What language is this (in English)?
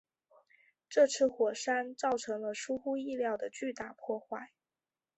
Chinese